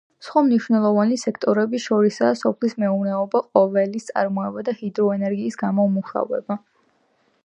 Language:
Georgian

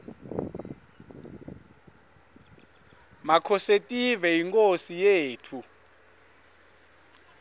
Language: Swati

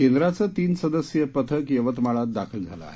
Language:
Marathi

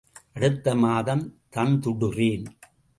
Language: Tamil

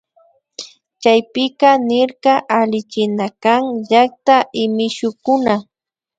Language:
Imbabura Highland Quichua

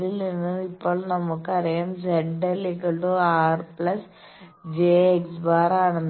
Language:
Malayalam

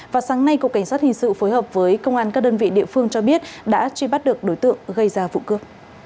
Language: Vietnamese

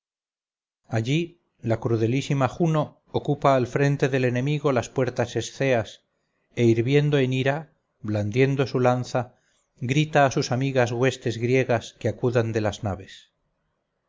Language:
Spanish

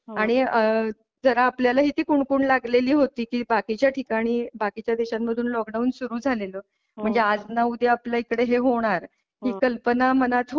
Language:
Marathi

